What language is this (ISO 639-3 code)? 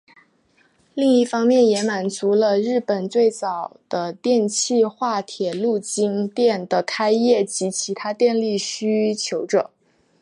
zho